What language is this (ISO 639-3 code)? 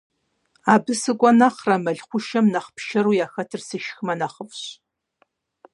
kbd